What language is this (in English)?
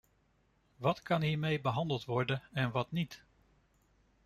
Dutch